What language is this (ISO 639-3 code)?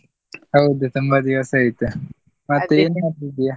kan